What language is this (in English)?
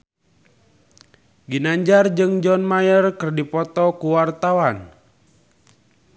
Sundanese